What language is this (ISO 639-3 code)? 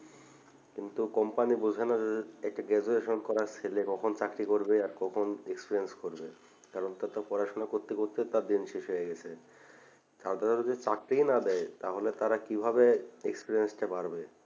ben